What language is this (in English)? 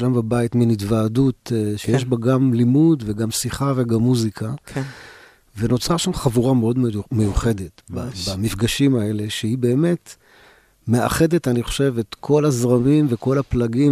Hebrew